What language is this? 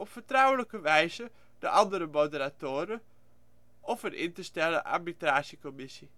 Dutch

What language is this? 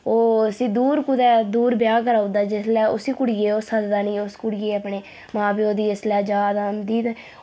Dogri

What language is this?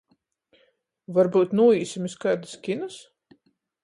Latgalian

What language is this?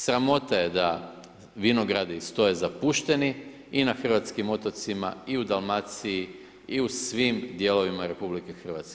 Croatian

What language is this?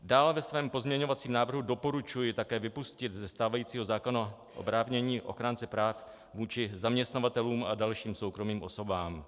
Czech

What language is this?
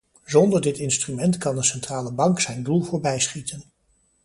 Dutch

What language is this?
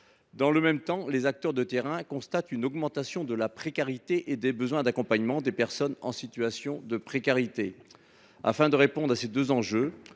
French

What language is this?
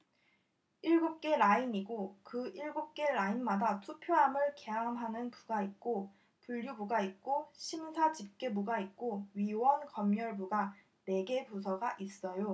Korean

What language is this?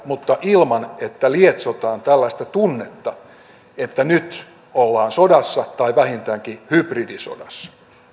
Finnish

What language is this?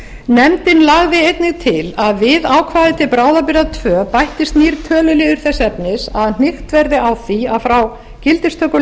Icelandic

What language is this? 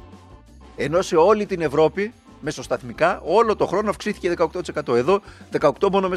Greek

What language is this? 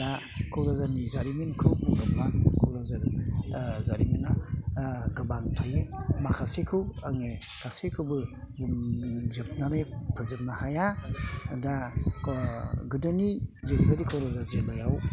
Bodo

